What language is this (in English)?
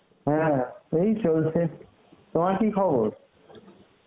Bangla